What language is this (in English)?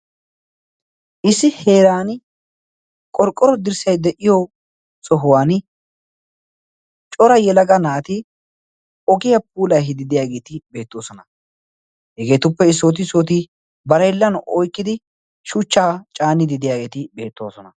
Wolaytta